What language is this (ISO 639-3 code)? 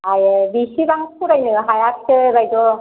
brx